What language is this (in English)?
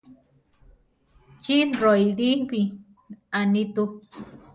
Central Tarahumara